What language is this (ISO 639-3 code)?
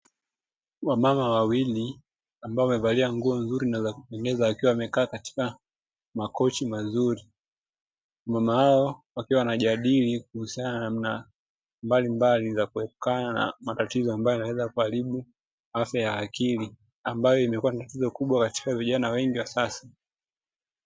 swa